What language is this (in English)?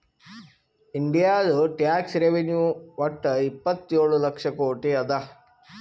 Kannada